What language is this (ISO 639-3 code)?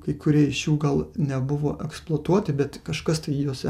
lit